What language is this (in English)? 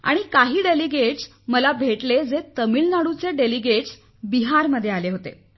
Marathi